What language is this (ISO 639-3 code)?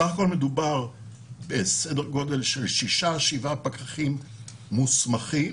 heb